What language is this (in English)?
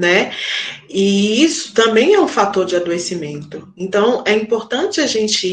Portuguese